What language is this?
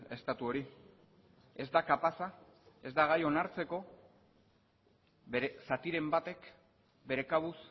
Basque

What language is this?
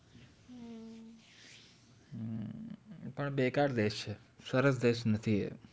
Gujarati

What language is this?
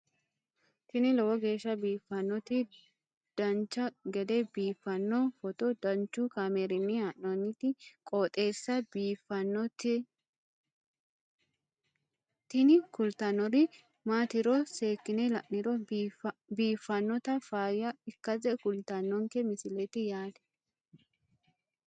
Sidamo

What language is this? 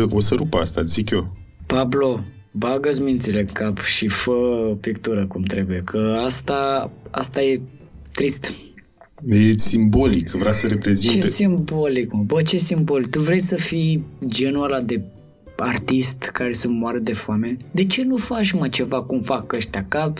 Romanian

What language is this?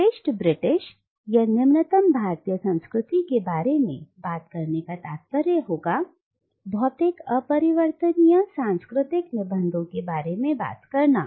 Hindi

